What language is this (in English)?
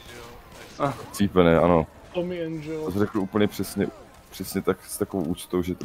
Czech